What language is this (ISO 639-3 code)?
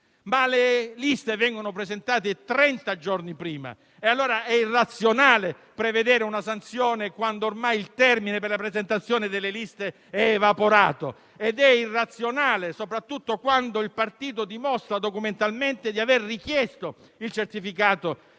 ita